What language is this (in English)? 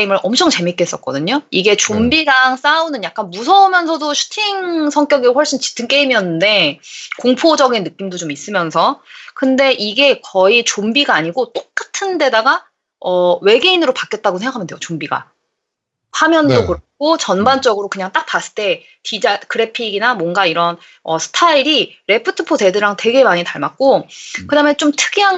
Korean